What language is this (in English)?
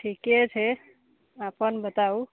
Maithili